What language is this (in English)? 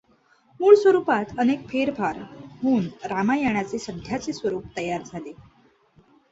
Marathi